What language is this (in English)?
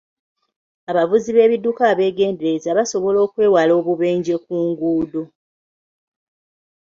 Ganda